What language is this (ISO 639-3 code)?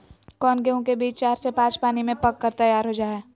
mag